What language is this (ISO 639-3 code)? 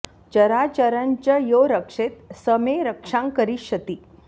san